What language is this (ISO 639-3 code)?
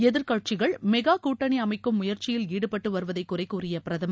tam